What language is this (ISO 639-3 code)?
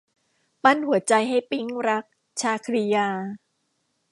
tha